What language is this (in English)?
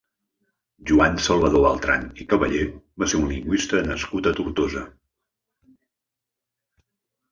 Catalan